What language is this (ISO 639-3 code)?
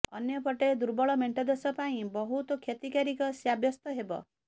ori